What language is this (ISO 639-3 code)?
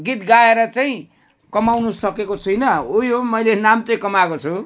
nep